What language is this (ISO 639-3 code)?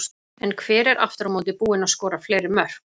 isl